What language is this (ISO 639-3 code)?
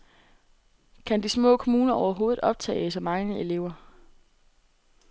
dan